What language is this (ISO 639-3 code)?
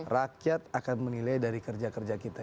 ind